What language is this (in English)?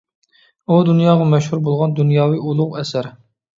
Uyghur